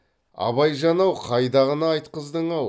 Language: Kazakh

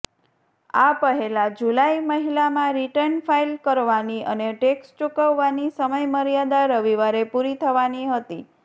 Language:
Gujarati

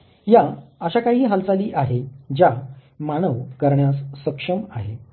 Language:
Marathi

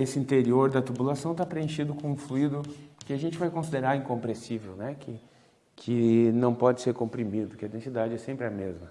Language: Portuguese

